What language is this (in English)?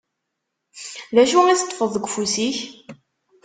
Kabyle